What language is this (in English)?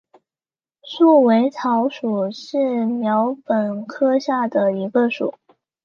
Chinese